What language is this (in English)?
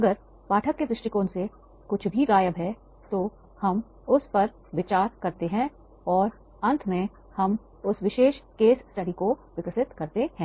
Hindi